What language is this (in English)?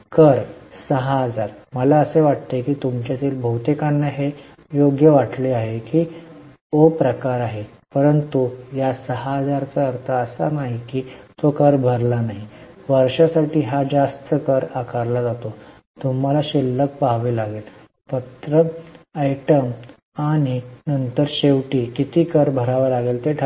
Marathi